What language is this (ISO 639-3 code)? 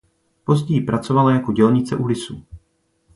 ces